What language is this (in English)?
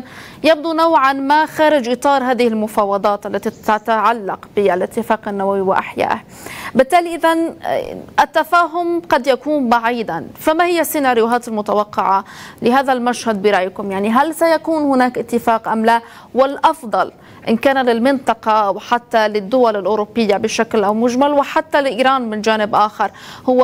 Arabic